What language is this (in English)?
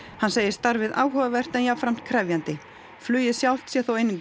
Icelandic